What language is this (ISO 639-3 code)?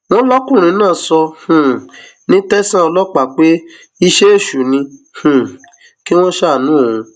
yor